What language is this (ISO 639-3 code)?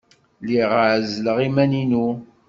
kab